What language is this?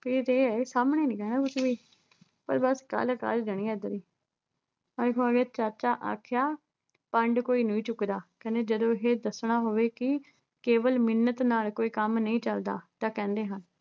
Punjabi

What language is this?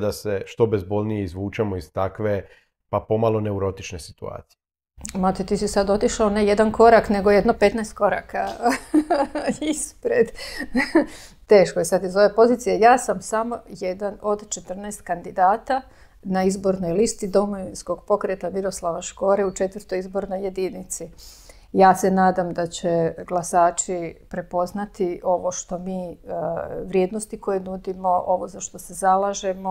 Croatian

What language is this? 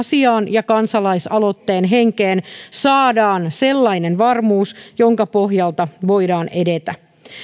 Finnish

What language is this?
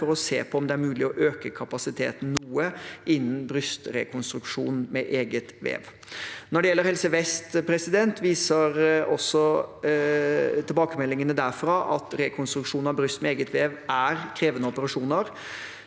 Norwegian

